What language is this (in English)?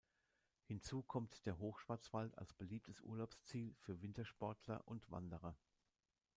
German